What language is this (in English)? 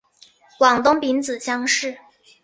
Chinese